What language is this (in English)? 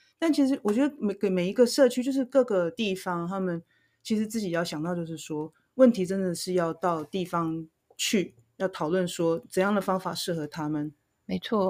Chinese